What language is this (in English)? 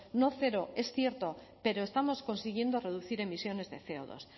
Spanish